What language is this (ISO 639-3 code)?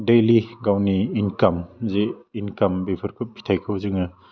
brx